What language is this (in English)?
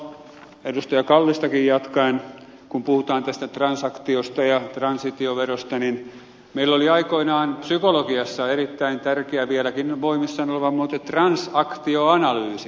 Finnish